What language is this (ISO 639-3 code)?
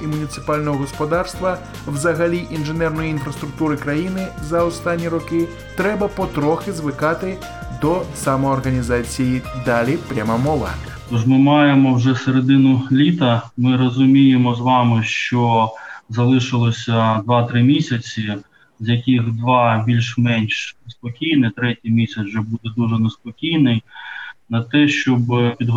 ukr